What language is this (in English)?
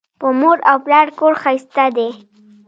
Pashto